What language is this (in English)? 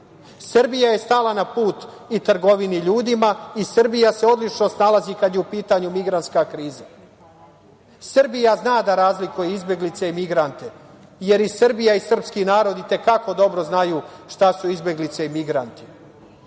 Serbian